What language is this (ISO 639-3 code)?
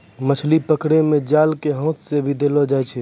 mai